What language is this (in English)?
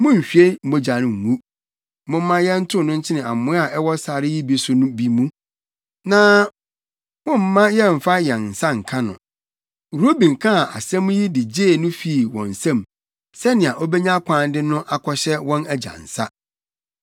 Akan